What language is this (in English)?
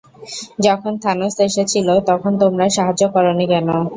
Bangla